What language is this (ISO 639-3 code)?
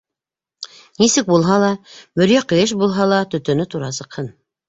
bak